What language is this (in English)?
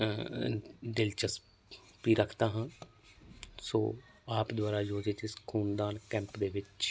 Punjabi